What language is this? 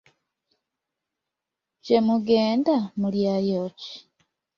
Ganda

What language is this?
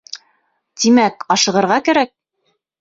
Bashkir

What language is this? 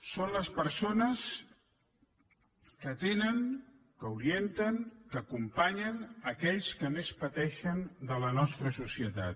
Catalan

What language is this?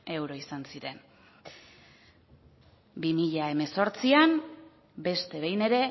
Basque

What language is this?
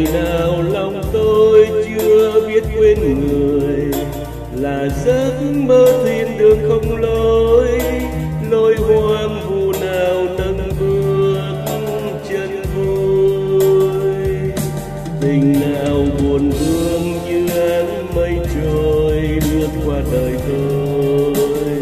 Vietnamese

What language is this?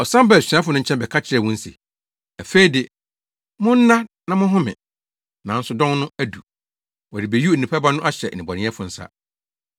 Akan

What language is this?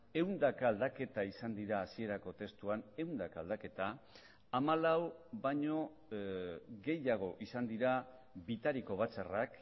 Basque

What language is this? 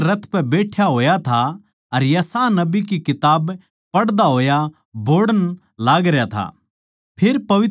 Haryanvi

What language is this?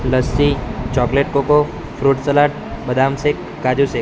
Gujarati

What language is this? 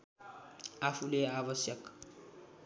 Nepali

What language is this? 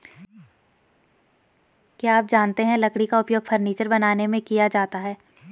Hindi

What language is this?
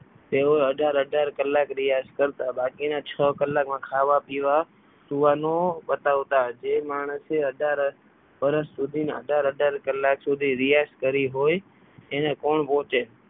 Gujarati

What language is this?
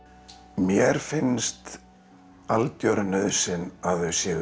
Icelandic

